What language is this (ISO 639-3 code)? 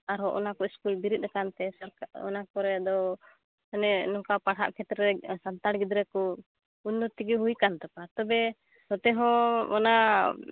sat